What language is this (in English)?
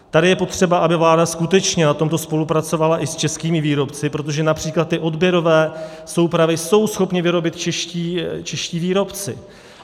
Czech